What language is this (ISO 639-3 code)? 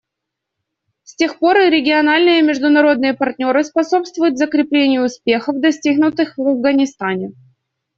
rus